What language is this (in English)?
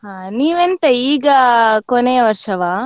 Kannada